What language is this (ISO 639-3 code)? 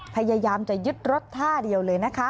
tha